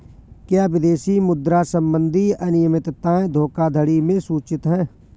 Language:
Hindi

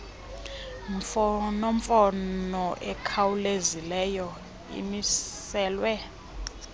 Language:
Xhosa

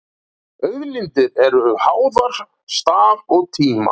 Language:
Icelandic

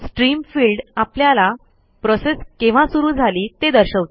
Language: Marathi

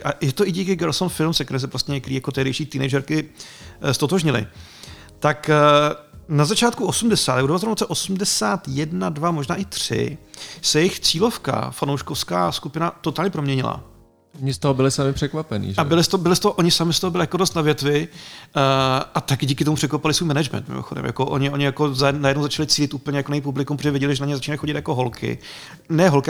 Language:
Czech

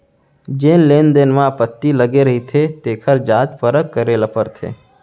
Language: Chhattisgarhi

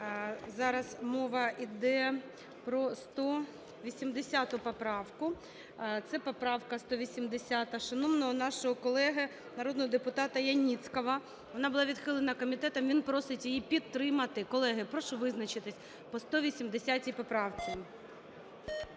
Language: Ukrainian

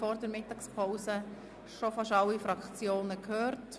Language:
Swiss German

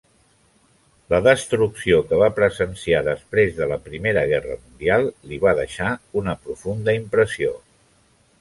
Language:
Catalan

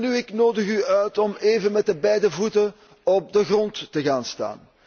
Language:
Dutch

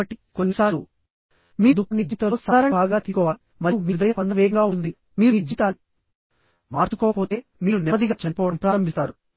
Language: Telugu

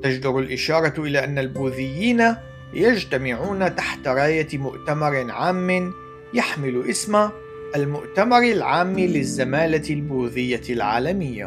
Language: Arabic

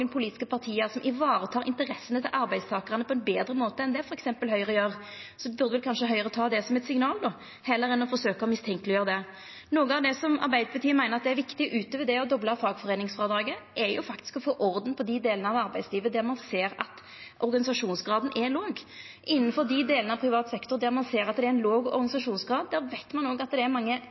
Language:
Norwegian Nynorsk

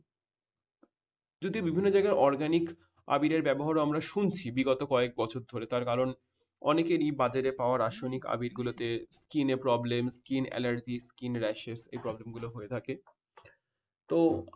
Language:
Bangla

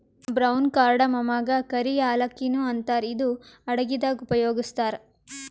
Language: Kannada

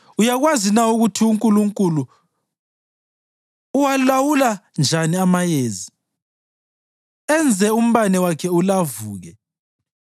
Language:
North Ndebele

